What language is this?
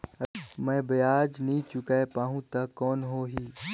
Chhattisgarhi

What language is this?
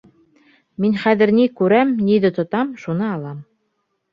Bashkir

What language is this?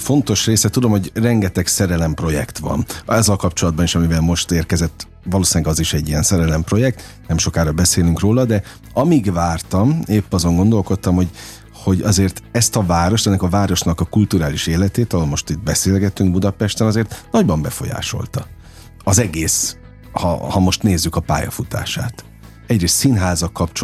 Hungarian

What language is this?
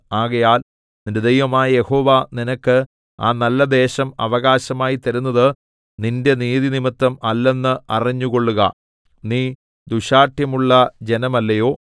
Malayalam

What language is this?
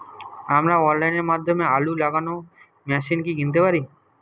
Bangla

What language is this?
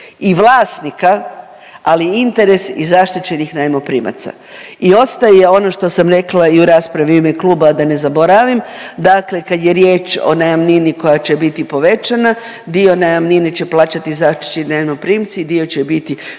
Croatian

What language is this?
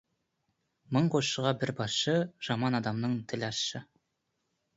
Kazakh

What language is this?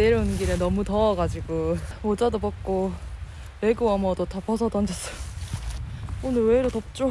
Korean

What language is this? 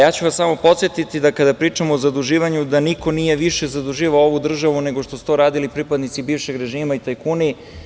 Serbian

